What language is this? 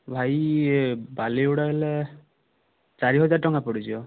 Odia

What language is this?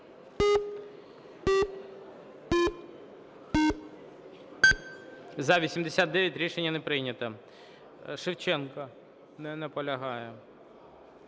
Ukrainian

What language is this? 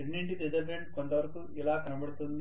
Telugu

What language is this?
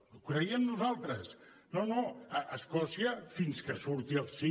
Catalan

